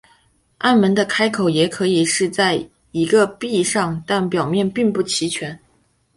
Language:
Chinese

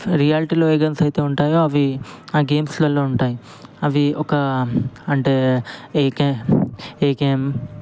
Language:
Telugu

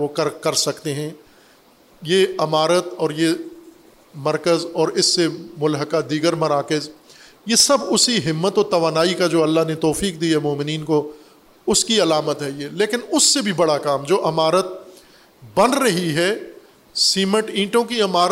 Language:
Urdu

